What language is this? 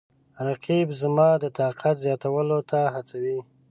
Pashto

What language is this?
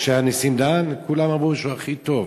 Hebrew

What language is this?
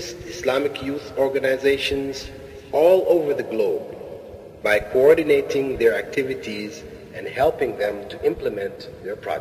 Filipino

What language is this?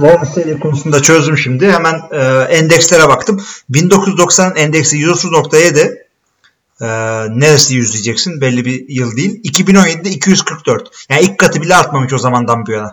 Turkish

